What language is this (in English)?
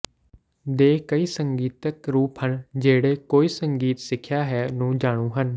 Punjabi